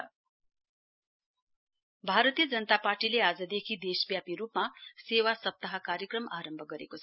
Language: Nepali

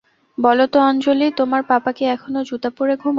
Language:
Bangla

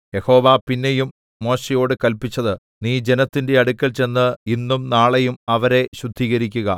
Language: Malayalam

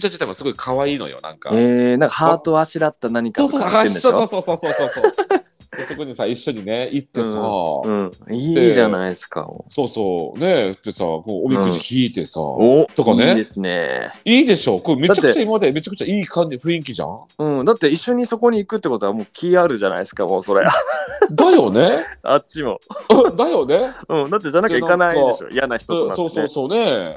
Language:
Japanese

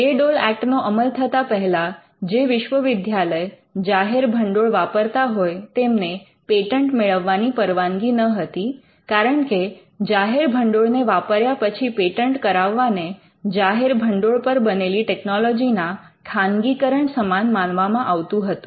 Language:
Gujarati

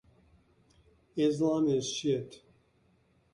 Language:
English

